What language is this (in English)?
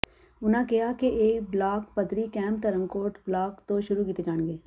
Punjabi